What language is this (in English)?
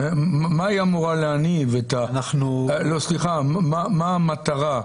Hebrew